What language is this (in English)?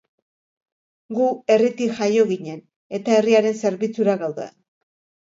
Basque